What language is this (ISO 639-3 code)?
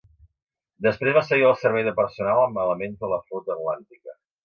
cat